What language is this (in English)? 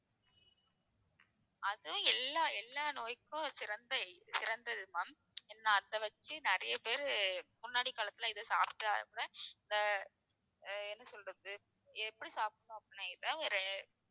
Tamil